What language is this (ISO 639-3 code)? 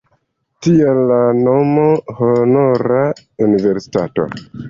epo